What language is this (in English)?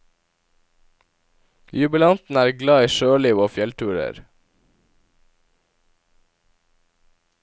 Norwegian